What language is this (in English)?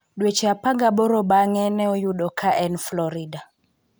Luo (Kenya and Tanzania)